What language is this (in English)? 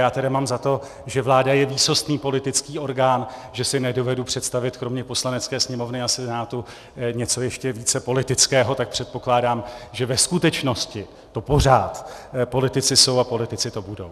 Czech